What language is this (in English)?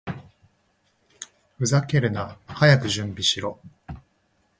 Japanese